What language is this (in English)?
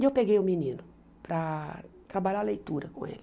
Portuguese